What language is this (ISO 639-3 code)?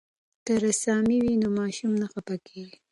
pus